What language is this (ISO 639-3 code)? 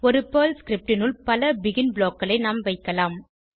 tam